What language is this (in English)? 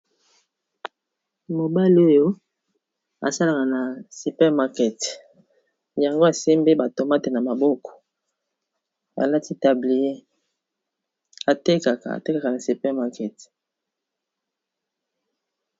Lingala